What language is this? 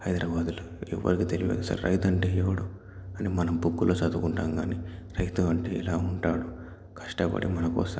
Telugu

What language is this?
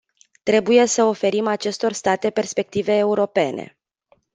Romanian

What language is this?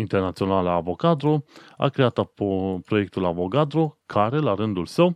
Romanian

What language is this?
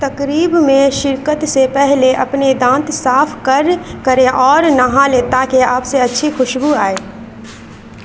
Urdu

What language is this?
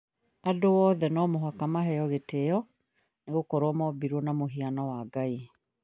Kikuyu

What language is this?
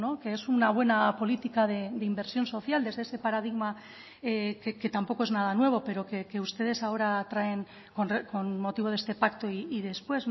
Spanish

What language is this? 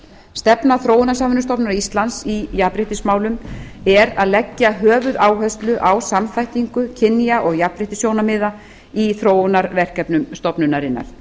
Icelandic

